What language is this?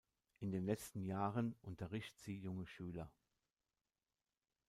German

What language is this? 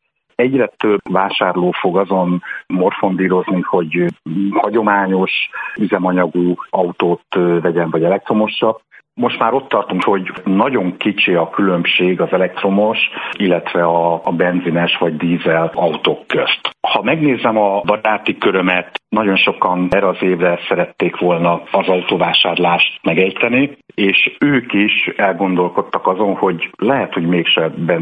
Hungarian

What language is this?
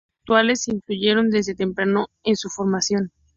Spanish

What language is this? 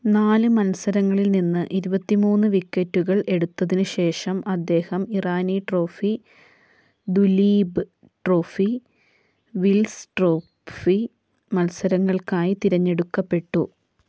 Malayalam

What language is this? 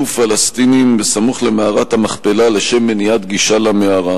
Hebrew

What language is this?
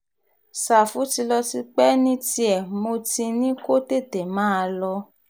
Yoruba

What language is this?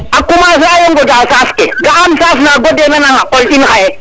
Serer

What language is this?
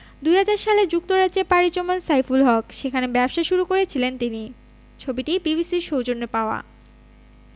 Bangla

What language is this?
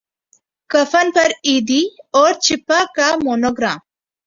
Urdu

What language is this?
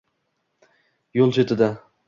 Uzbek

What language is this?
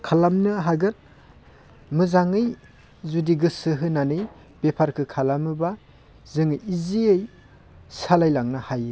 Bodo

